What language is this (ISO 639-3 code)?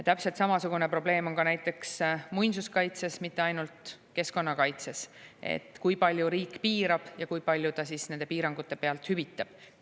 est